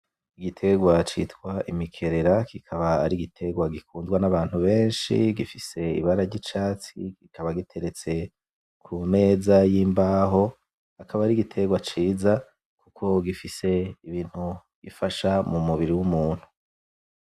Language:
Rundi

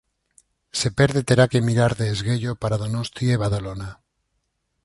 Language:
Galician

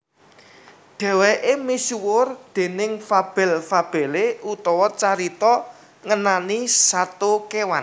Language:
Javanese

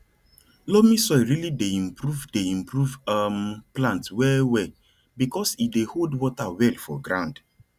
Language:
Nigerian Pidgin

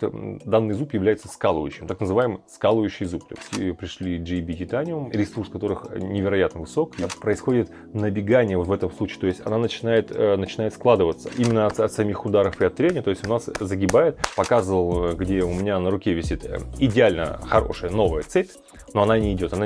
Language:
Russian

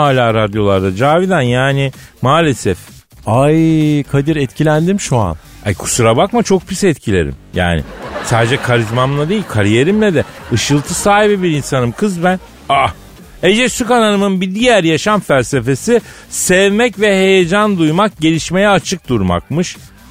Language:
Turkish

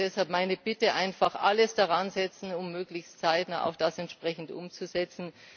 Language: German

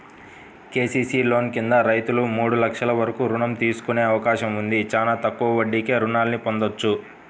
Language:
Telugu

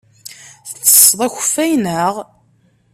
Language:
Kabyle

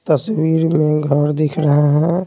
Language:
Hindi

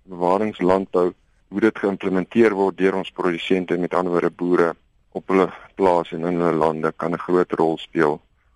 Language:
Dutch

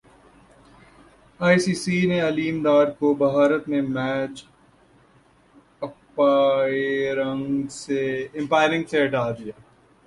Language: Urdu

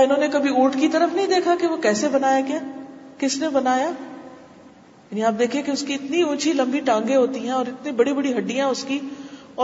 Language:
Urdu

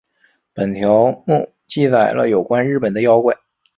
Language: Chinese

